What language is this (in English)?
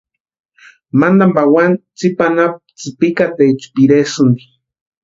Western Highland Purepecha